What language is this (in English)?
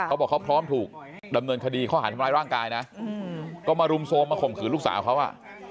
Thai